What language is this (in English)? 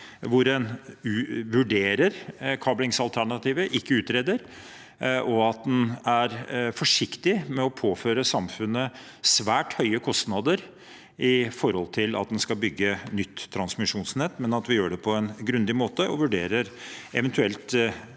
Norwegian